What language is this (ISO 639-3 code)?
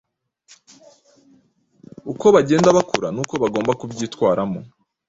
kin